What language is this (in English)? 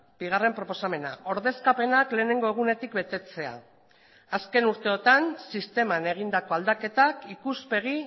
Basque